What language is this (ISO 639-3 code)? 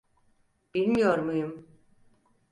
tur